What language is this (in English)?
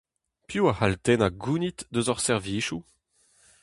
Breton